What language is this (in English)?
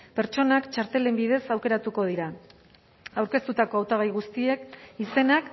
Basque